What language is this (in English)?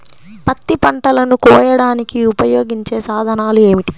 Telugu